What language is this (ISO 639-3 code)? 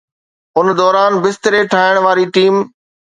snd